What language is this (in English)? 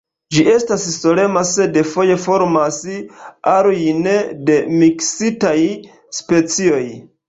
Esperanto